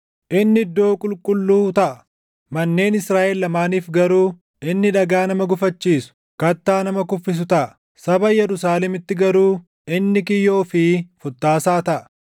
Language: Oromo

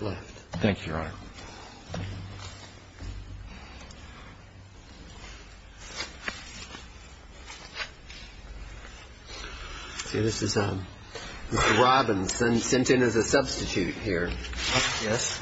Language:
English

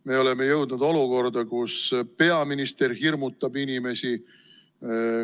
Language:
Estonian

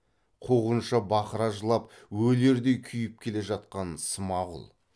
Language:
Kazakh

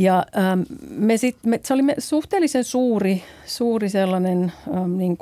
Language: Finnish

